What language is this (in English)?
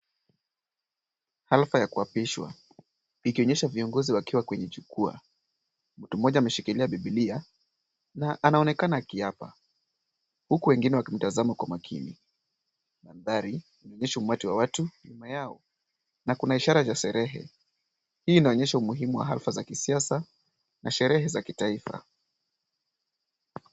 Swahili